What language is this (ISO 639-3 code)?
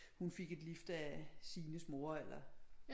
dan